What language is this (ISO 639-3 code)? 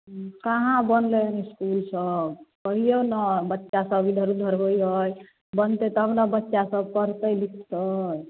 mai